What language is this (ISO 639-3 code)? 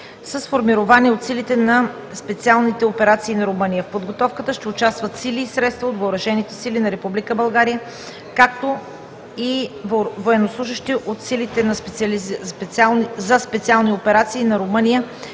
bul